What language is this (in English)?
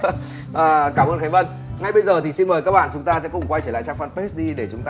Vietnamese